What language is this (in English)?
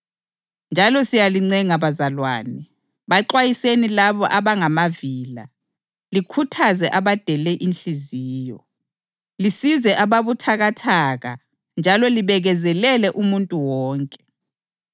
North Ndebele